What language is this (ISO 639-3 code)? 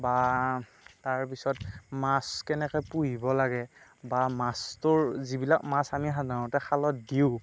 asm